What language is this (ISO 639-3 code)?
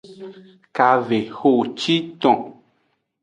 ajg